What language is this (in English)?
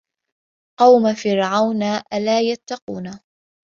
Arabic